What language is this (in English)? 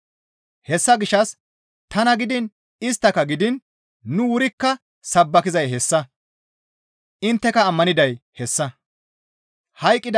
Gamo